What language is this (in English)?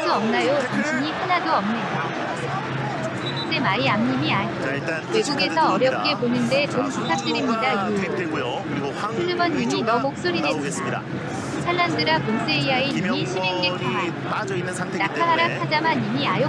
Korean